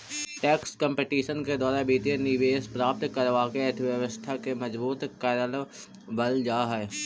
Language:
Magahi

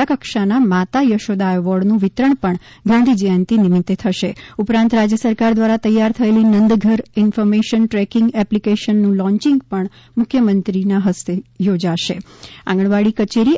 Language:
Gujarati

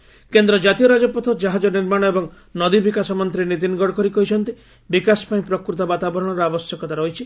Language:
Odia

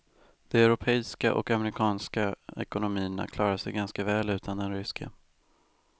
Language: Swedish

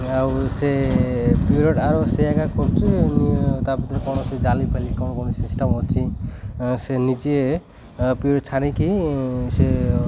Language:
Odia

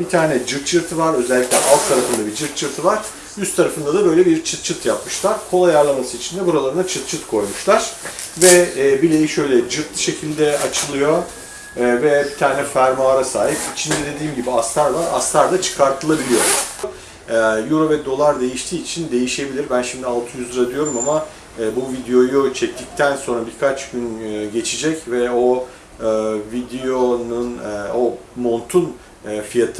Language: Turkish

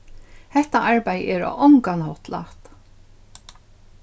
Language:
Faroese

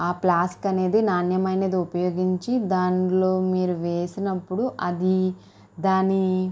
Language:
Telugu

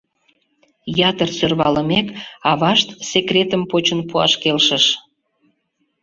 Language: Mari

